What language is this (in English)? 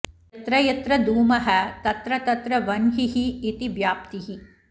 Sanskrit